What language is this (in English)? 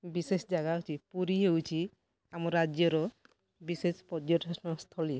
Odia